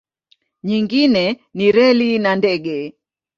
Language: Swahili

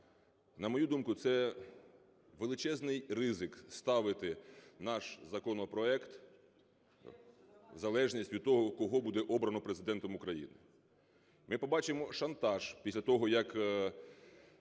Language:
Ukrainian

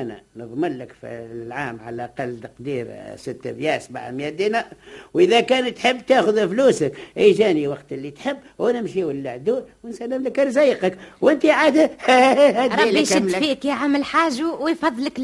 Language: Arabic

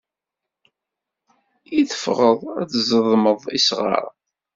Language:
Kabyle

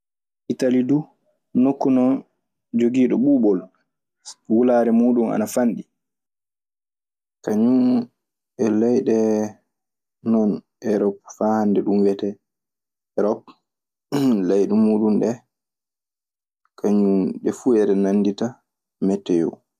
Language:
Maasina Fulfulde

